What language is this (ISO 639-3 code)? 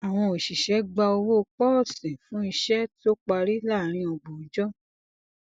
yor